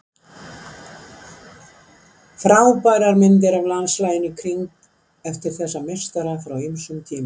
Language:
Icelandic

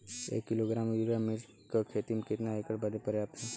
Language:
Bhojpuri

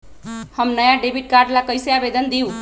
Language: Magahi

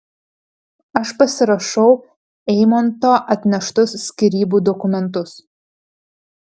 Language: Lithuanian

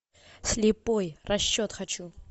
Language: Russian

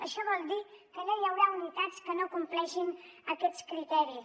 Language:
Catalan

